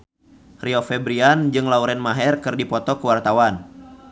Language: Sundanese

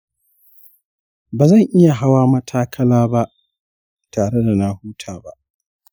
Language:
Hausa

